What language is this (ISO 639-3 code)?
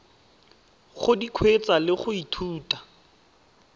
tsn